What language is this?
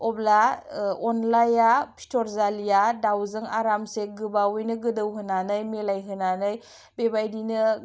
Bodo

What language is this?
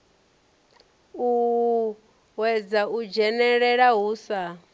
Venda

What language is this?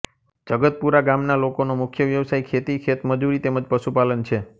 Gujarati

